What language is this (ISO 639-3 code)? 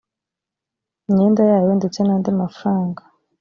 kin